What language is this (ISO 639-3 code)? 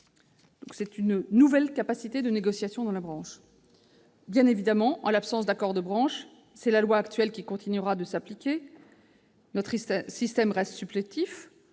fra